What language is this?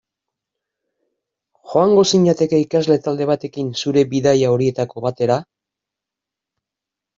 Basque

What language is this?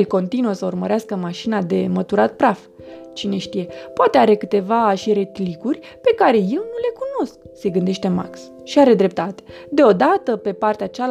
Romanian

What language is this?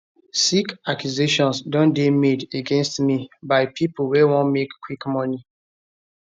Nigerian Pidgin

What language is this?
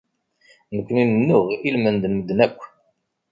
Kabyle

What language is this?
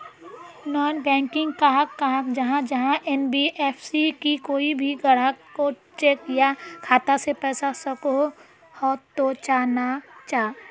Magahi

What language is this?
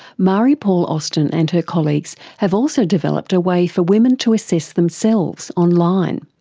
English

